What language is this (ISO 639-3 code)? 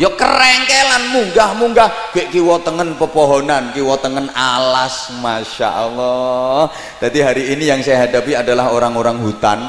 ind